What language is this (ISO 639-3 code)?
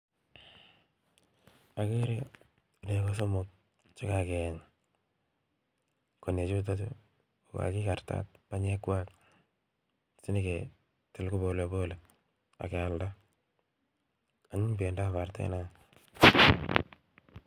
kln